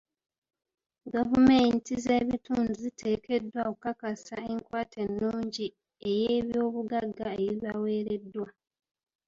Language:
Ganda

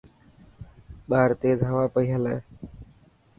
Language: Dhatki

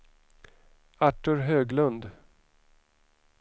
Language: Swedish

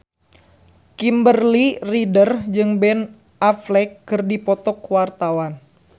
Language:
Sundanese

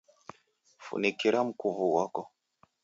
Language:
Taita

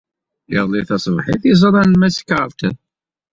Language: Kabyle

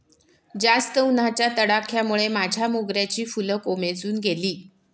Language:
Marathi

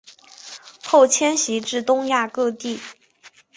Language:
Chinese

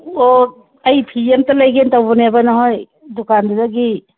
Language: Manipuri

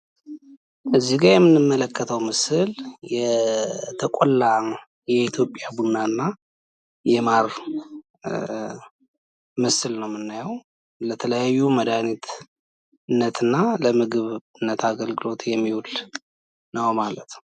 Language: Amharic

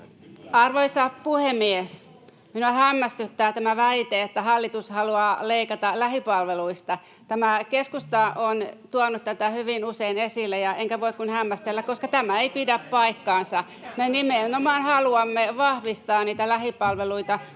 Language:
Finnish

